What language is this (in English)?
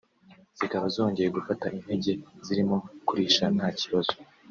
Kinyarwanda